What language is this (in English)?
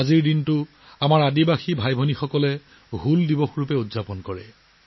Assamese